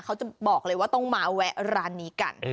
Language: Thai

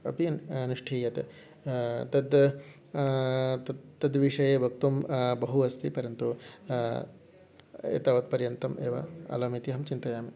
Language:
Sanskrit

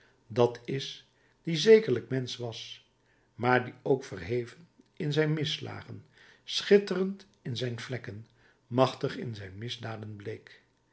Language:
Dutch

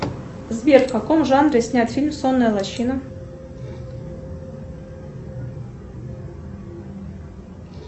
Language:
Russian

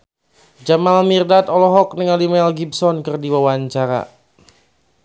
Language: Sundanese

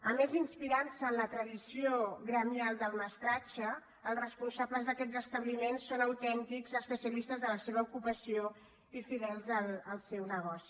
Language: Catalan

